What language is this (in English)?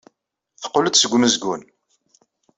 Kabyle